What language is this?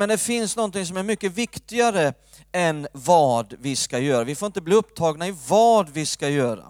Swedish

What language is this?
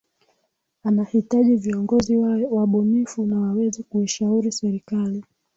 Swahili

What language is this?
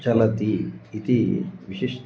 Sanskrit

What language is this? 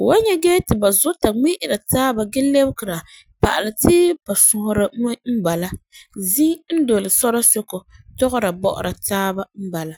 Frafra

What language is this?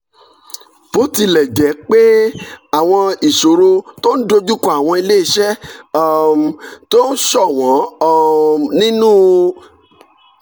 Yoruba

